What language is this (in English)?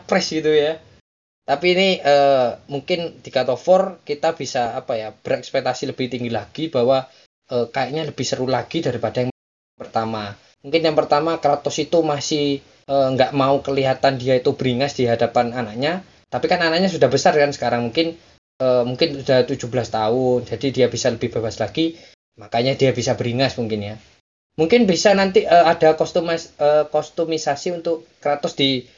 Indonesian